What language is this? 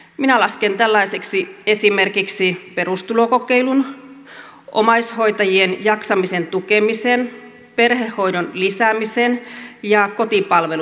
Finnish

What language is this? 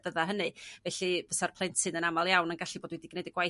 Welsh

